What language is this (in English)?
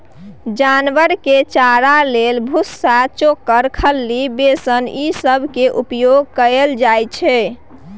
Maithili